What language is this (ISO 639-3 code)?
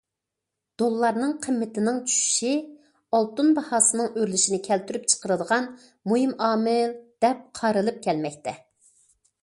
uig